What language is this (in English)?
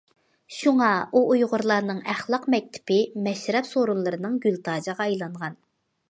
Uyghur